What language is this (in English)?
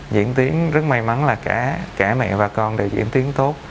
Vietnamese